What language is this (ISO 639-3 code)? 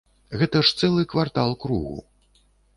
bel